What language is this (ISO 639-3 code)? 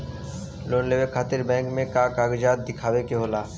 bho